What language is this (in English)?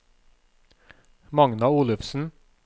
Norwegian